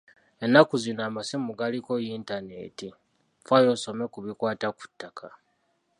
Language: Ganda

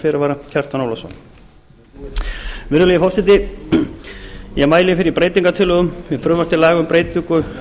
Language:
Icelandic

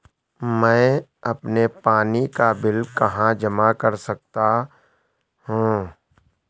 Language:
Hindi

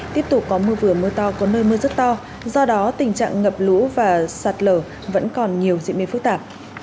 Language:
Vietnamese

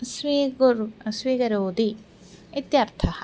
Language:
Sanskrit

